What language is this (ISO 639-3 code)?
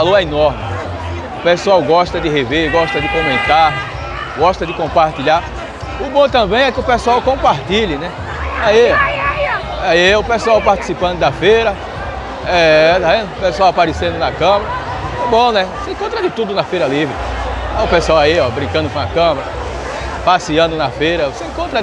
por